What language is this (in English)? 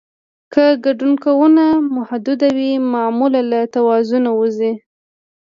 Pashto